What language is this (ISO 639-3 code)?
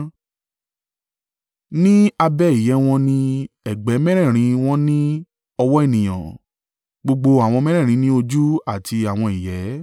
yor